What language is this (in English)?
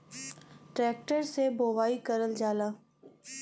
Bhojpuri